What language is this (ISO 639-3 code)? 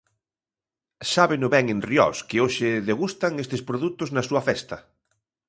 glg